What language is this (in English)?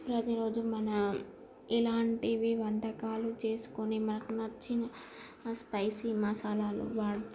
Telugu